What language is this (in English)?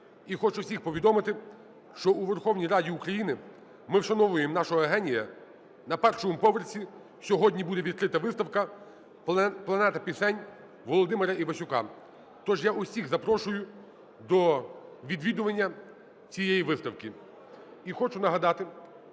Ukrainian